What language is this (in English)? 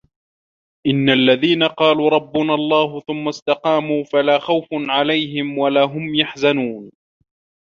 Arabic